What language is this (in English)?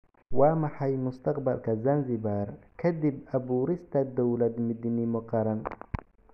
Somali